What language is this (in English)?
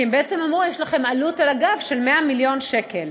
Hebrew